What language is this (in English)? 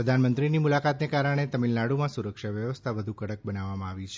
Gujarati